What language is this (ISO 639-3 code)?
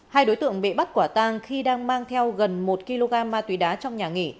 vie